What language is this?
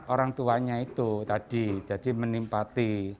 Indonesian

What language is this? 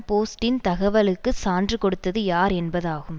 Tamil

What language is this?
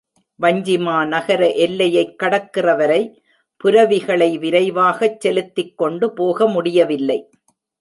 Tamil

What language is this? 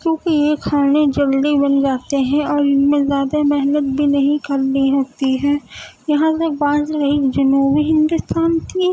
Urdu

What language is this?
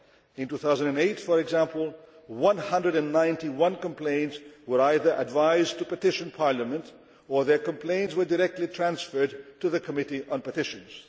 English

